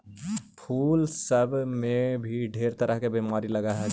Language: Magahi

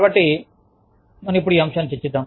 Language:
Telugu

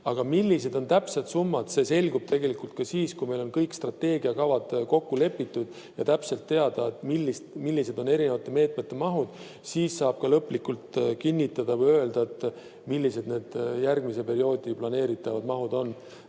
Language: Estonian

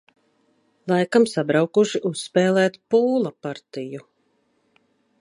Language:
Latvian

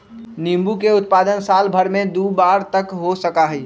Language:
Magahi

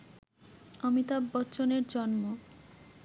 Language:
Bangla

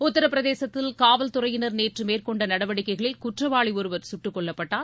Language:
Tamil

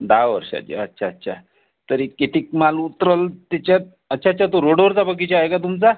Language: Marathi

